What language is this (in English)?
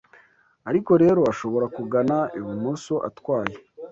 Kinyarwanda